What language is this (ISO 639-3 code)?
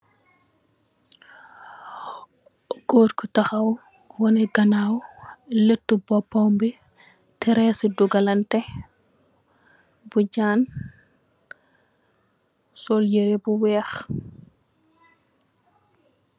wol